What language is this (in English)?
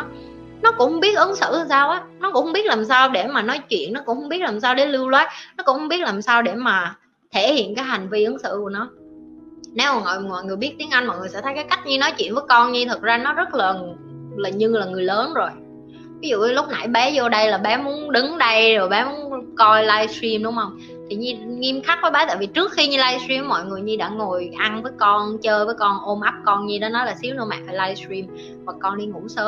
Vietnamese